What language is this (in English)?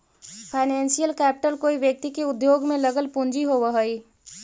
Magahi